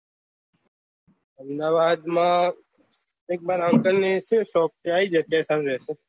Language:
Gujarati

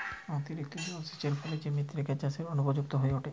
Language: Bangla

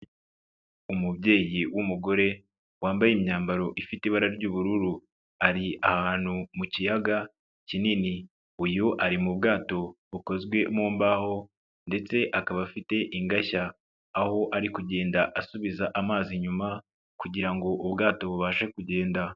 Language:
Kinyarwanda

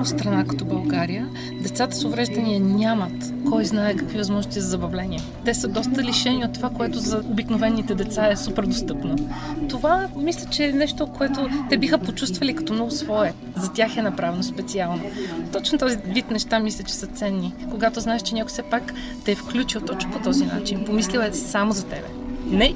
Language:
Bulgarian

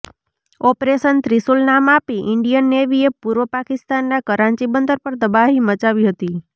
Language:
Gujarati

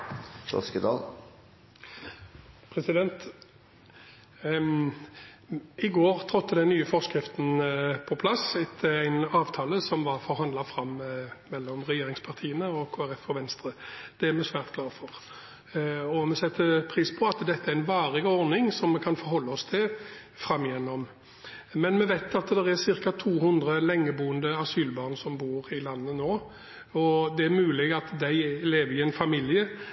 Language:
Norwegian Bokmål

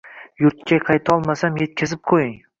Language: Uzbek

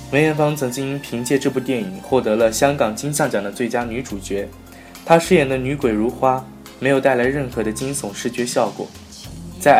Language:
Chinese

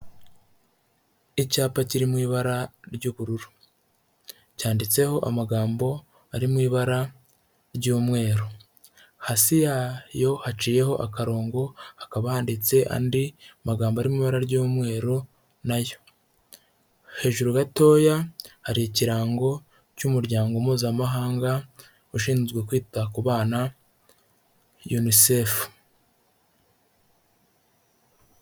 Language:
Kinyarwanda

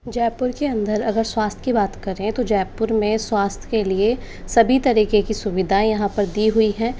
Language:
Hindi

